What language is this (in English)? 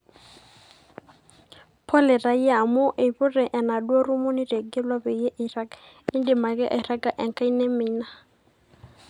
Masai